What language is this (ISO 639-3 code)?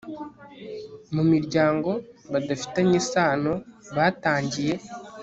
kin